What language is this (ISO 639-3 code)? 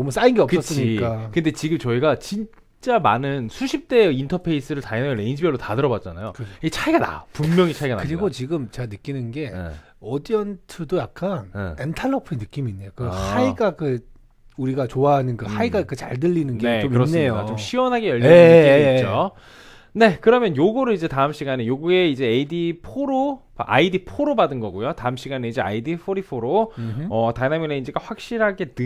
kor